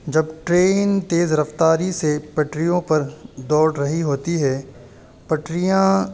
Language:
Urdu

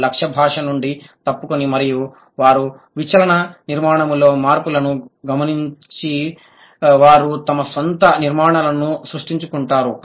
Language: Telugu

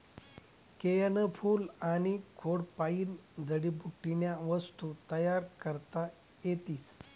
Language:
Marathi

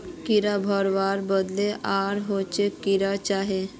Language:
Magahi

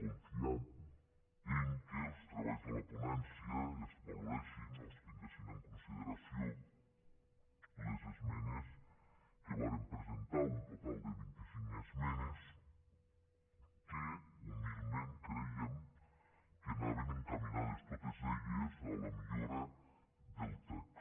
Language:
Catalan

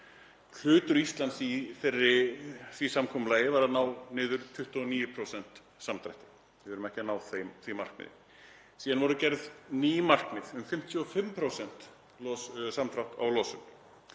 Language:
Icelandic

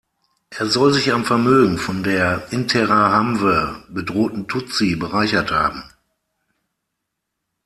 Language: German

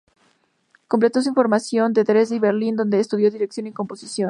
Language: Spanish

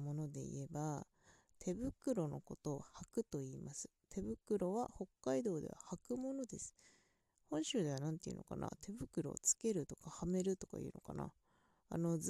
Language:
Japanese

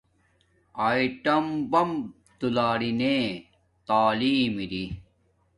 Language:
Domaaki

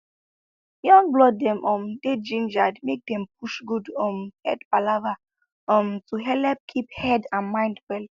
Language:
Nigerian Pidgin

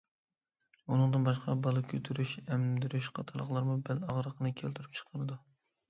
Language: Uyghur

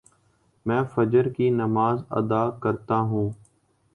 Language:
Urdu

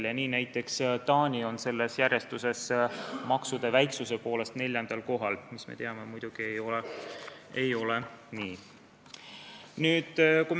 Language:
Estonian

